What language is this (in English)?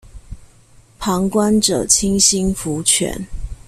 Chinese